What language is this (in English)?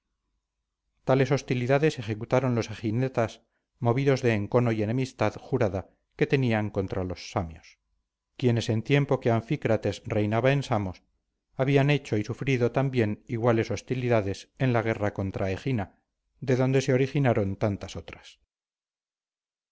Spanish